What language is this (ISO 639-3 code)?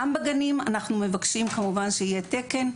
heb